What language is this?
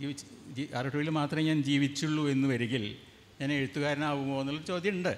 Malayalam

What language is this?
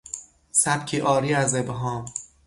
Persian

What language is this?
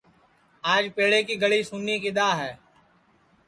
Sansi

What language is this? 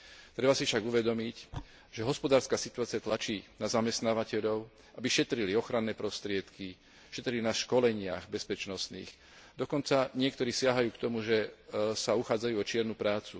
Slovak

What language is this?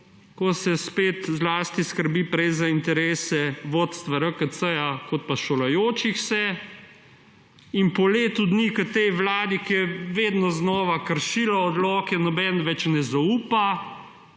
Slovenian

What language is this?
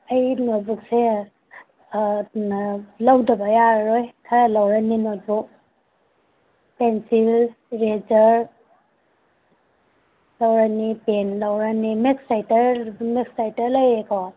Manipuri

